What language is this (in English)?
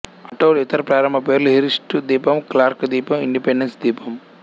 Telugu